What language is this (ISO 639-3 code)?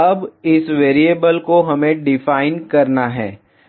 hin